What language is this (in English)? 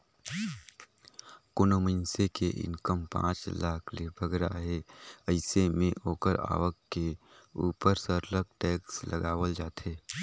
Chhattisgarhi